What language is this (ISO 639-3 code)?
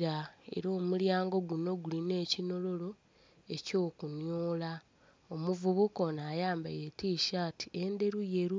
xog